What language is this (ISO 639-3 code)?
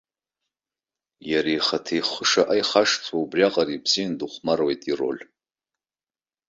abk